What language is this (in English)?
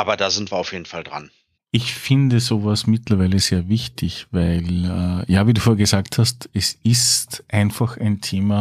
German